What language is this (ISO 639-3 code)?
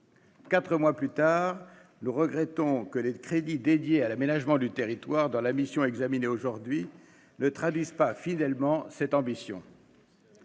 fra